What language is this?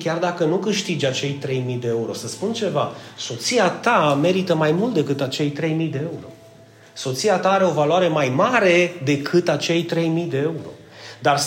Romanian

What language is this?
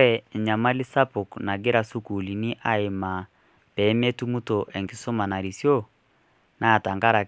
Masai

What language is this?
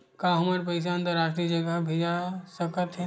Chhattisgarhi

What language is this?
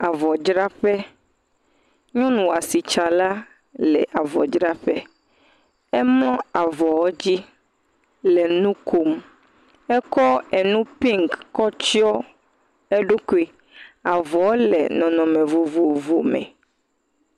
Ewe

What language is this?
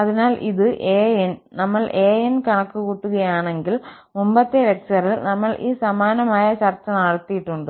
Malayalam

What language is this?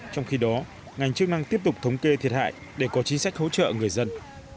Vietnamese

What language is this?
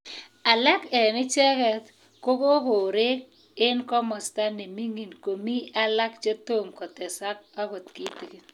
Kalenjin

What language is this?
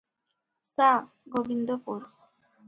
Odia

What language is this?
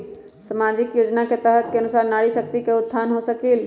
Magahi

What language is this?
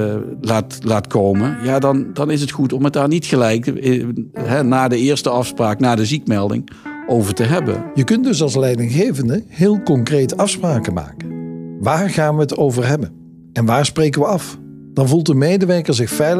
Dutch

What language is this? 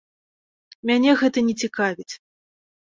Belarusian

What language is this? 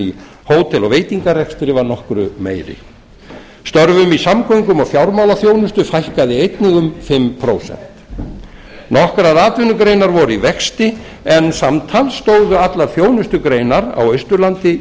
Icelandic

